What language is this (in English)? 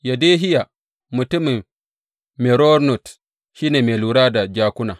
Hausa